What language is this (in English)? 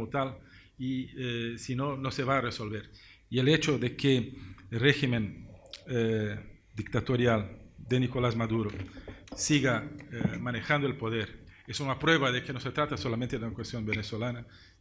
Spanish